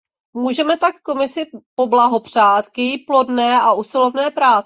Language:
Czech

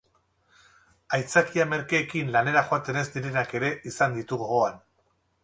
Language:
Basque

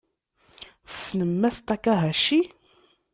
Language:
Kabyle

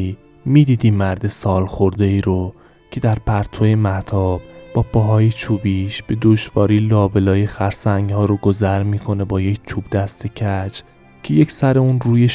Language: Persian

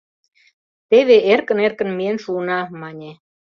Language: Mari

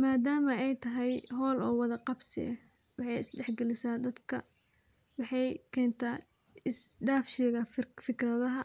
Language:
Somali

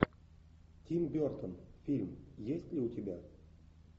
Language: Russian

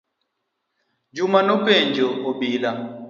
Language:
Luo (Kenya and Tanzania)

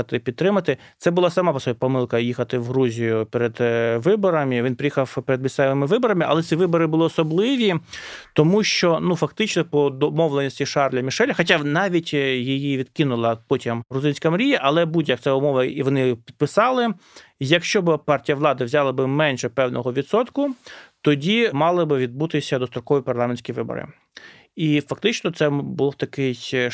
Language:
Ukrainian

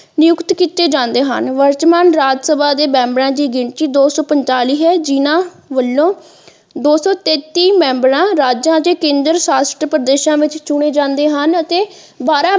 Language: Punjabi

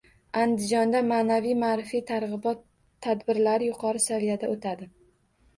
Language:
Uzbek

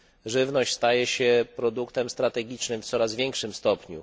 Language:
Polish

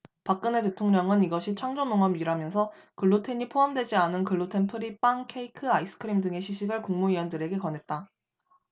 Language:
Korean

